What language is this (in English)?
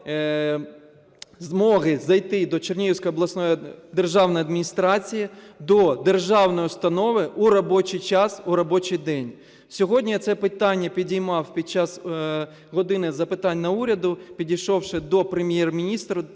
Ukrainian